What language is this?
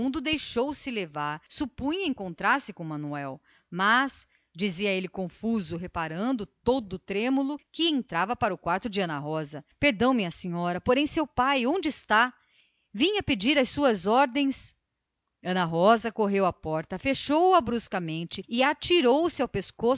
Portuguese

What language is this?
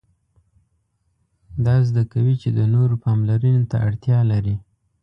Pashto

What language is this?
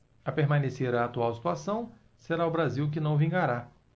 Portuguese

